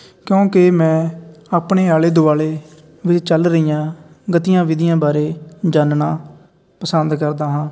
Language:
Punjabi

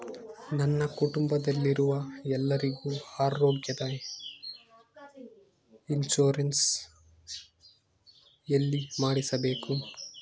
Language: Kannada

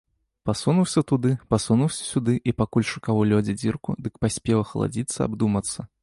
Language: Belarusian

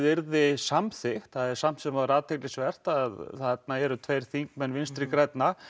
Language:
Icelandic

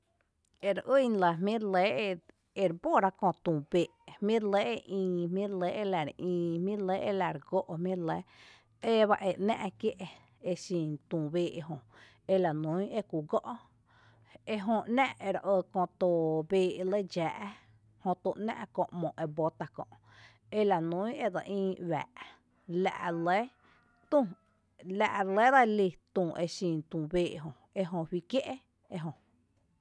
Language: Tepinapa Chinantec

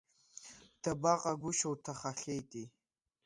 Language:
Abkhazian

